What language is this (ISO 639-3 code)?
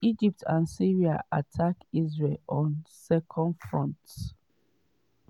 pcm